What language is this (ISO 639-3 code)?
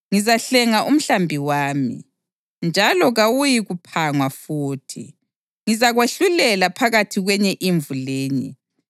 nde